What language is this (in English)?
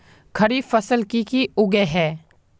Magahi